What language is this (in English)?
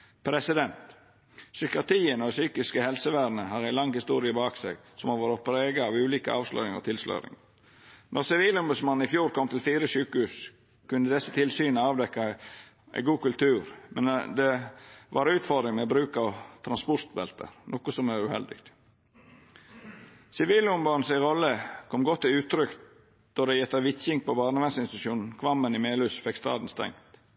Norwegian Nynorsk